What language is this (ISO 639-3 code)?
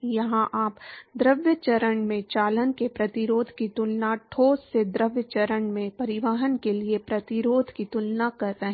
hin